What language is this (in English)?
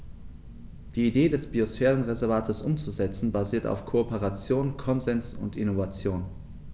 German